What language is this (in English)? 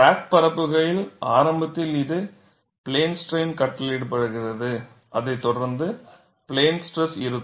Tamil